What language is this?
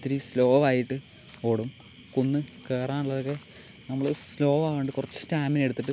Malayalam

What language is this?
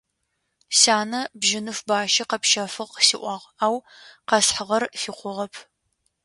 Adyghe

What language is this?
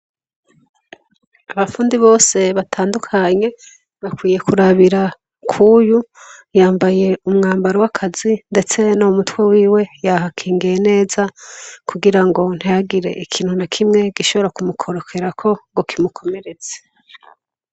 Rundi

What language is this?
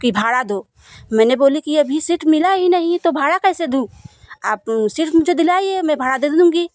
Hindi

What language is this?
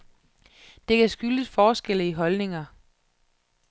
Danish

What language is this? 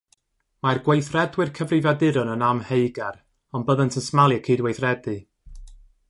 Welsh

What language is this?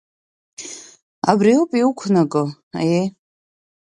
Abkhazian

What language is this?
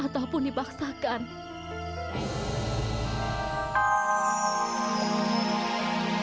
Indonesian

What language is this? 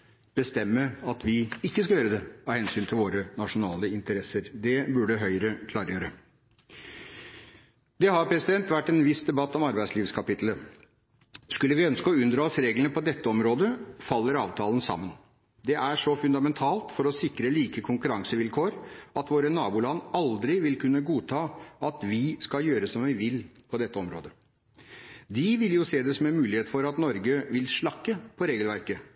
Norwegian Bokmål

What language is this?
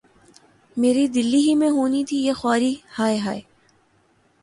Urdu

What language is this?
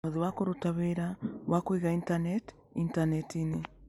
Kikuyu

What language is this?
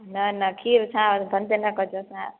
Sindhi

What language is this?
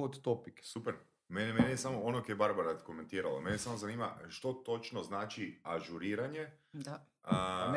Croatian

